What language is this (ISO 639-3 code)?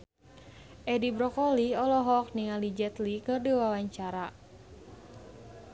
sun